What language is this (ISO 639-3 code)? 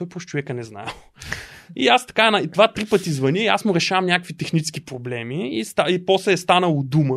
bul